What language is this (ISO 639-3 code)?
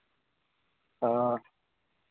sat